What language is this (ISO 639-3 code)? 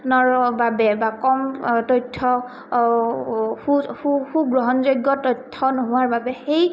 asm